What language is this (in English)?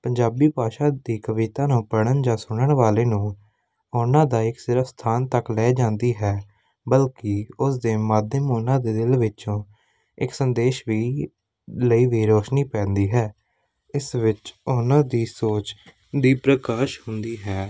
Punjabi